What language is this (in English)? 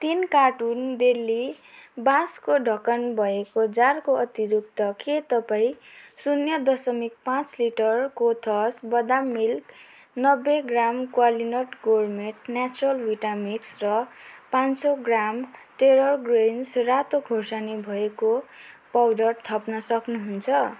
Nepali